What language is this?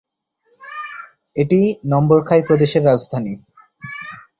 Bangla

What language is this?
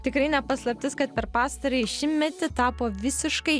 Lithuanian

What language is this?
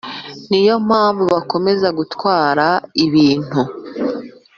Kinyarwanda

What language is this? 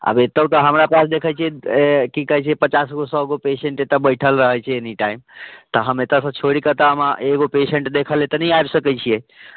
Maithili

